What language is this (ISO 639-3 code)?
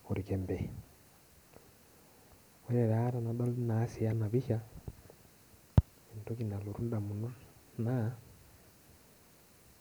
mas